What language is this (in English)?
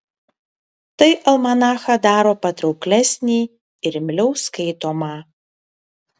Lithuanian